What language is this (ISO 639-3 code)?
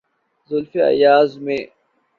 urd